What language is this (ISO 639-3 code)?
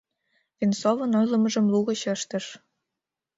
chm